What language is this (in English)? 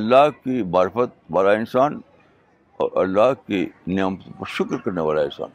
Urdu